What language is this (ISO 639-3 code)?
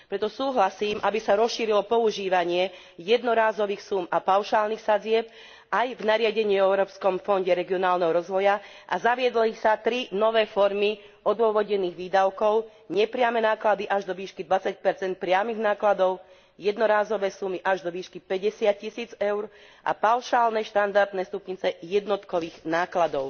slk